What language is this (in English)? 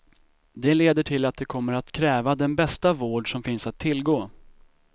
Swedish